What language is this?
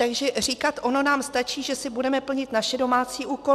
Czech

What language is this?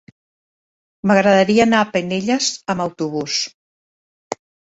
Catalan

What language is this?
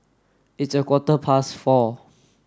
English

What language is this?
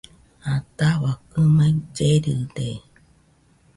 Nüpode Huitoto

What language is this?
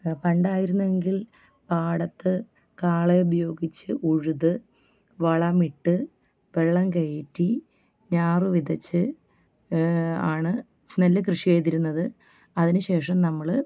Malayalam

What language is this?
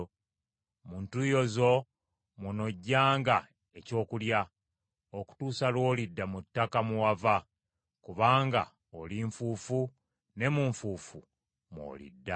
Ganda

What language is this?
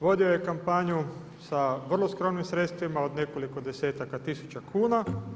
Croatian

